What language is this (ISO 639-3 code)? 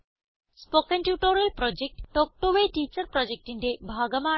mal